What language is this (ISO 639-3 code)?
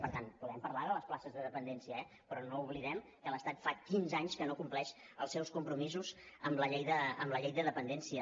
cat